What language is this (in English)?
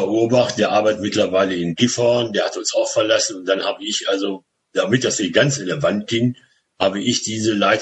German